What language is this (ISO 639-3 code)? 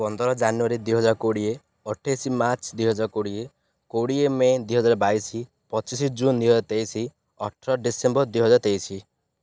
ori